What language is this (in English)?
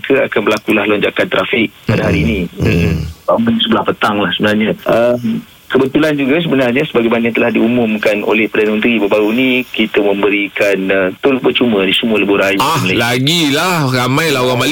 Malay